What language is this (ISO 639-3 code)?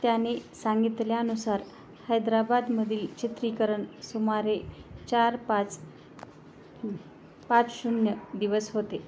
mar